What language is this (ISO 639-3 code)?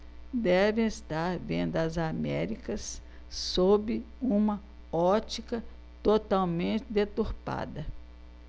por